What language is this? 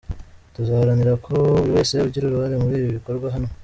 Kinyarwanda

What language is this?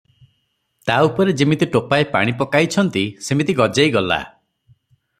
Odia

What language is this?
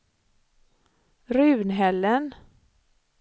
Swedish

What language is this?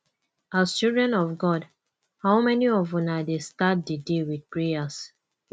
Nigerian Pidgin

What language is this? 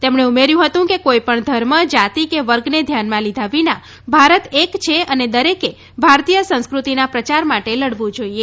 Gujarati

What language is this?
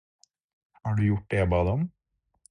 Norwegian Bokmål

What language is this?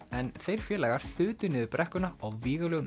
Icelandic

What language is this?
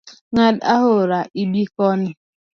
Luo (Kenya and Tanzania)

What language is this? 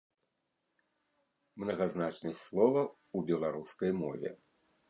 Belarusian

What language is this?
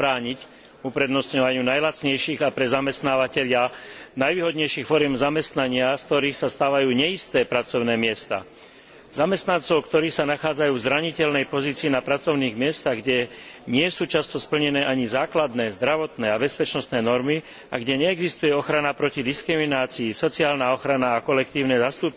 Slovak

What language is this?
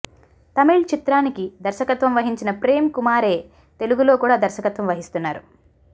Telugu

